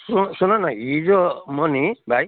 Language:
Nepali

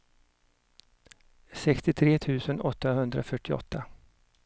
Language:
Swedish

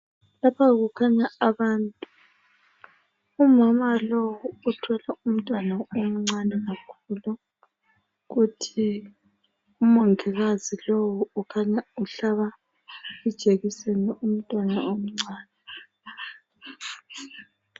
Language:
North Ndebele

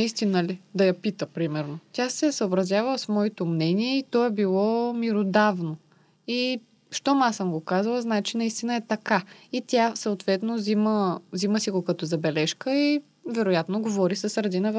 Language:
Bulgarian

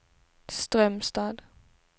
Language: Swedish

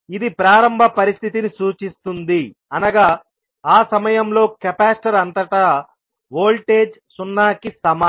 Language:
Telugu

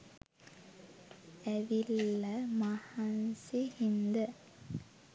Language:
Sinhala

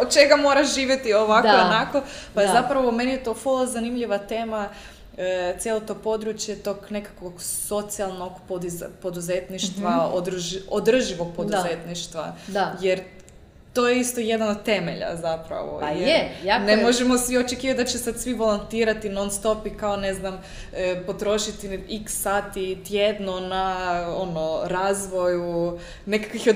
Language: Croatian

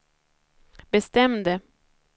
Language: Swedish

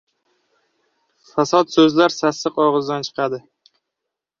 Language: Uzbek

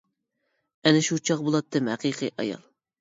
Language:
Uyghur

